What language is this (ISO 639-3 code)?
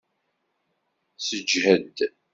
kab